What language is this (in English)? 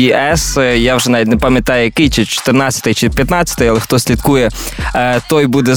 Ukrainian